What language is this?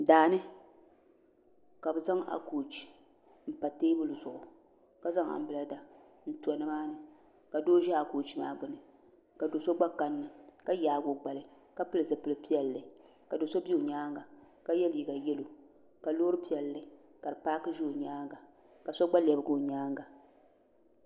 Dagbani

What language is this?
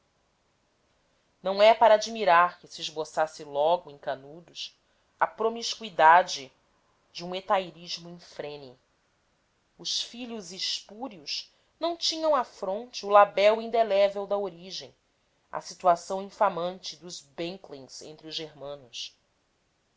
Portuguese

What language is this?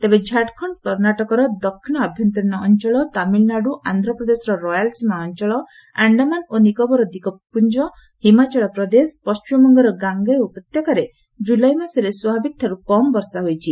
Odia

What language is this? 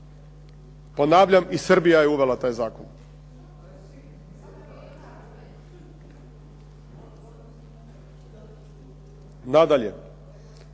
Croatian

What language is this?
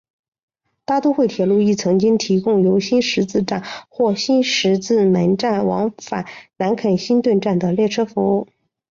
Chinese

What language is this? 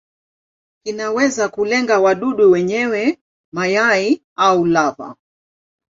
Swahili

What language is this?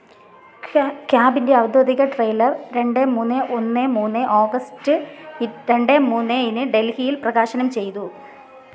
Malayalam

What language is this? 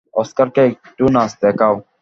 Bangla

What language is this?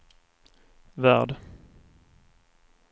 Swedish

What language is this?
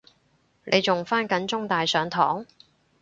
Cantonese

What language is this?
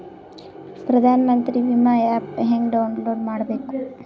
Kannada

